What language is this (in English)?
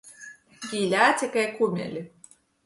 Latgalian